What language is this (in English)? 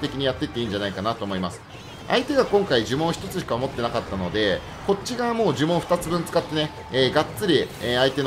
Japanese